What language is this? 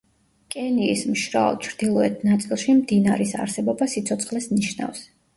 Georgian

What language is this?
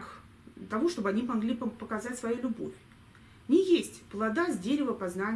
Russian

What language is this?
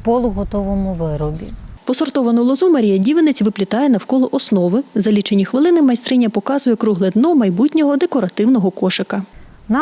Ukrainian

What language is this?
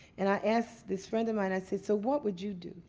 English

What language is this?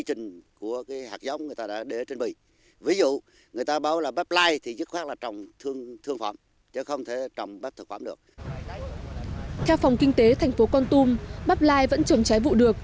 Vietnamese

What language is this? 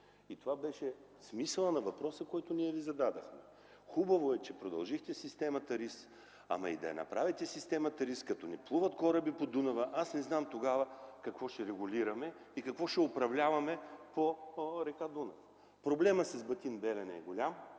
Bulgarian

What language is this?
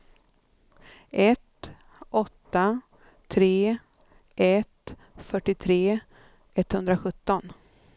Swedish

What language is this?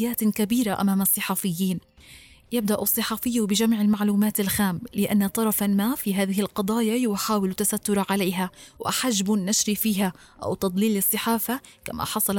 Arabic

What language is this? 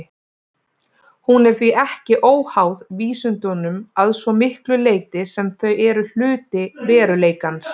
Icelandic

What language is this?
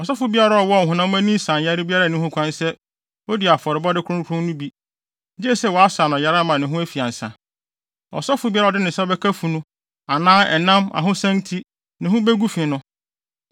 Akan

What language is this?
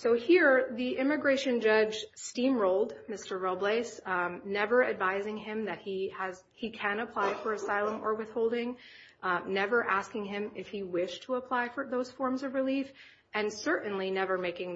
English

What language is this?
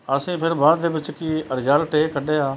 Punjabi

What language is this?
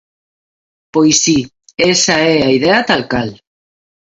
Galician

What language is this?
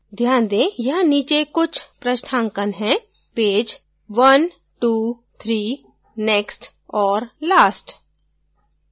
Hindi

